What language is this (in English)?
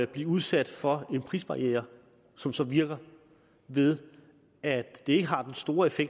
Danish